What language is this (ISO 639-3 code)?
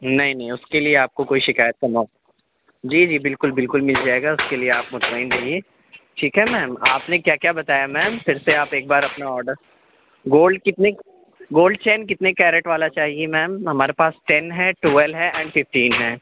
urd